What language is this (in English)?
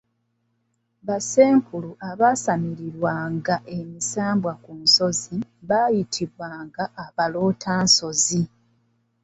Ganda